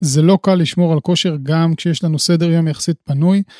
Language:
Hebrew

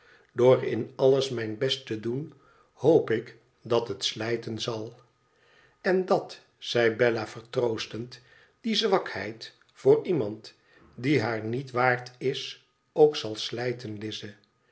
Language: Dutch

